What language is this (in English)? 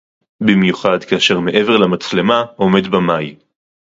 Hebrew